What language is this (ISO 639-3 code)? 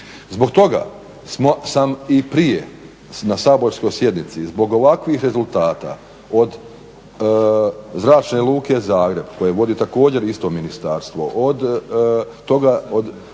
hrv